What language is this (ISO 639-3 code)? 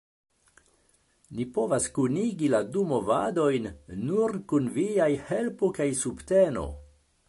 epo